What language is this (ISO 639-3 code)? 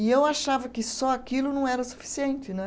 por